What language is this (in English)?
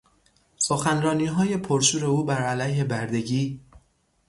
Persian